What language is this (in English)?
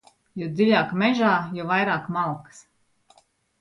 Latvian